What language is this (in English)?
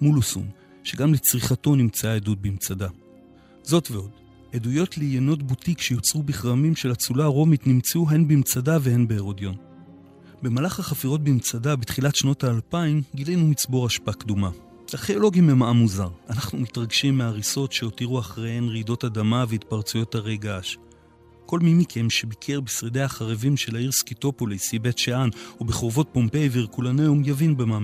Hebrew